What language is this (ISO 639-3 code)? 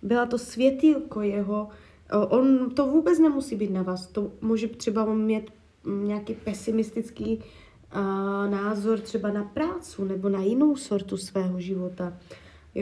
ces